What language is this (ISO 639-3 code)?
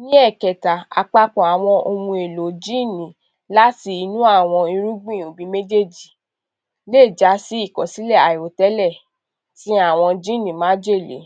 yor